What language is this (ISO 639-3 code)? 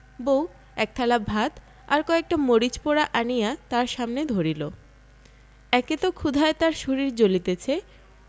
ben